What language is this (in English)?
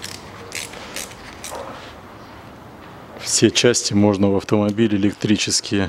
Russian